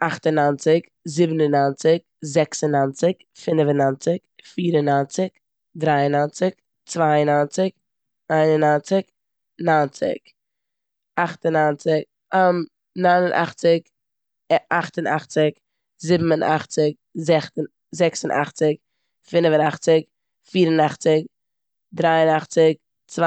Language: Yiddish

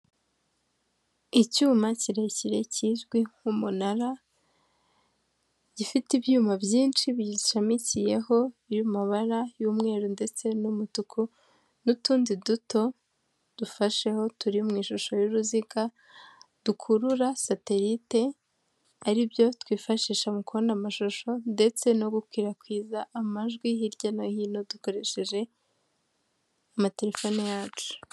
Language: Kinyarwanda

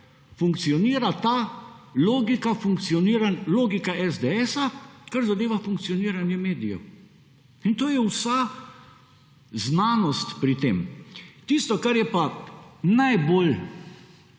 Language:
Slovenian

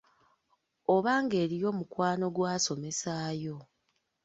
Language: Ganda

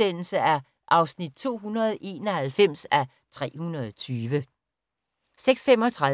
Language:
Danish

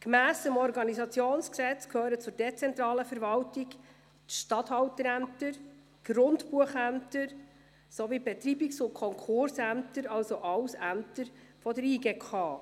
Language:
Swiss German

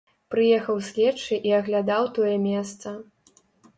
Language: Belarusian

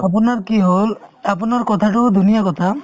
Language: Assamese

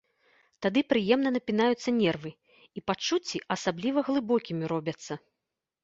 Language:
Belarusian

